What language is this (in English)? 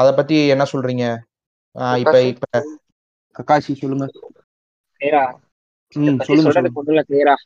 Tamil